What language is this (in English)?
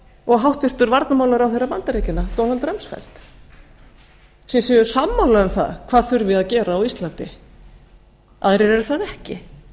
Icelandic